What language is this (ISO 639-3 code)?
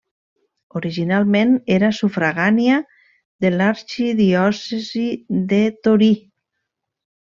cat